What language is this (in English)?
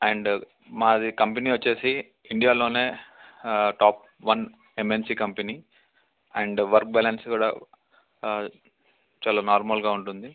Telugu